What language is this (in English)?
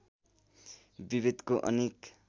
Nepali